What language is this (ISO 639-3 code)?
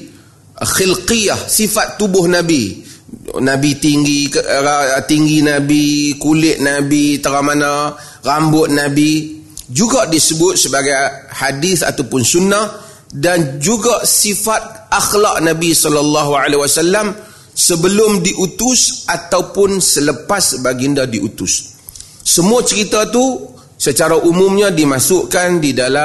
msa